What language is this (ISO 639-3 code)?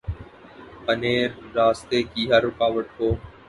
urd